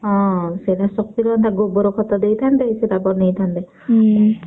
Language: Odia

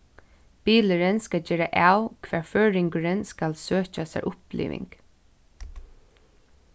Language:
Faroese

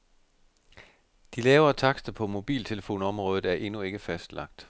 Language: Danish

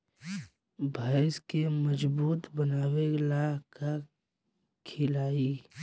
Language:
Bhojpuri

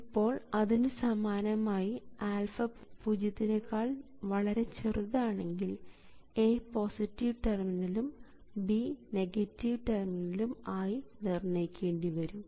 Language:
Malayalam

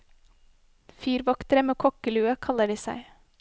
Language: Norwegian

